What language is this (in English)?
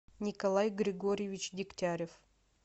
Russian